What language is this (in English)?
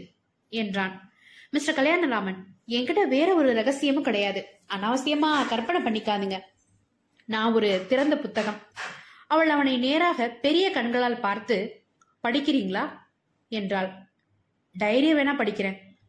Tamil